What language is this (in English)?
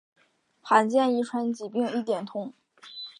Chinese